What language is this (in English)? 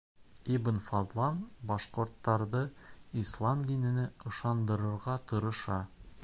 Bashkir